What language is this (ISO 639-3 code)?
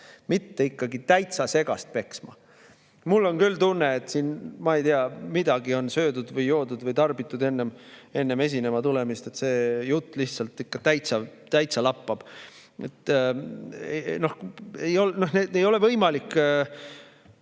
est